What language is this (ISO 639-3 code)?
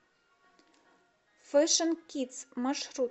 rus